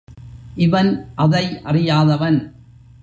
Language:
Tamil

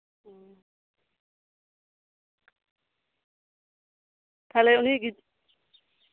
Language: Santali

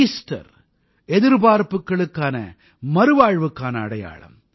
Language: Tamil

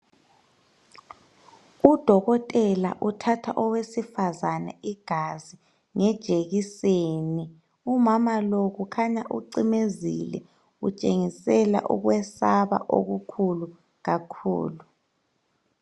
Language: North Ndebele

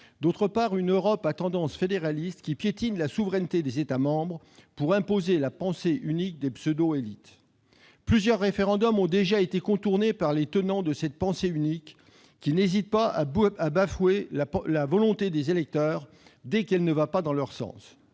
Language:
French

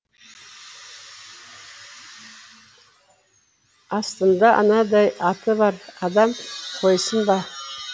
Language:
Kazakh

